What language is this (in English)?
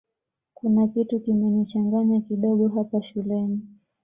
Swahili